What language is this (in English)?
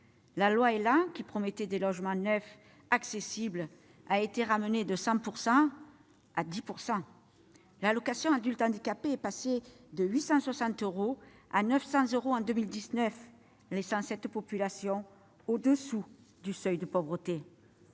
French